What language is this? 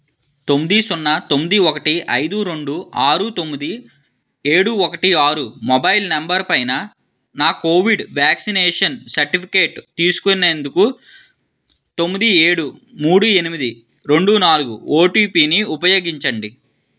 Telugu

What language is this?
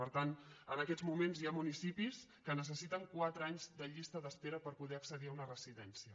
Catalan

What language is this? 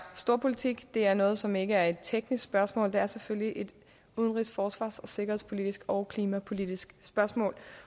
Danish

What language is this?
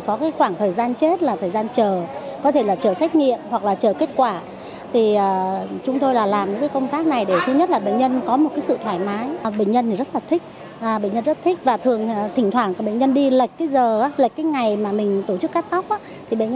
Vietnamese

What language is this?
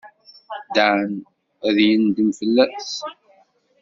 Kabyle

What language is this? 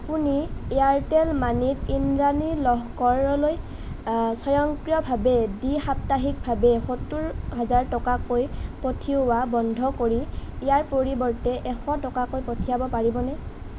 Assamese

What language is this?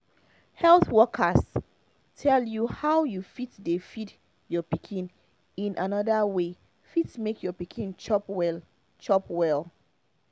Nigerian Pidgin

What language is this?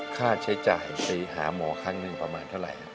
Thai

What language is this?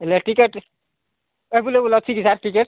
Odia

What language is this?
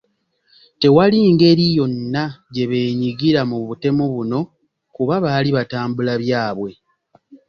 Ganda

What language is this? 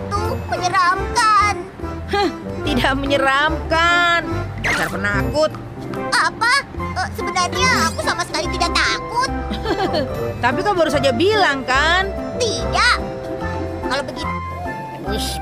Indonesian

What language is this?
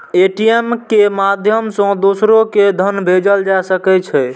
Maithili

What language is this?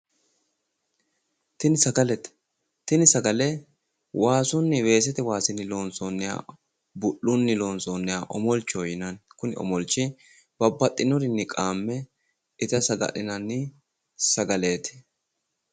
Sidamo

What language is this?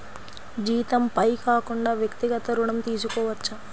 Telugu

